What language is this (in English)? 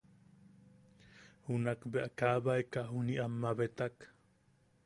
Yaqui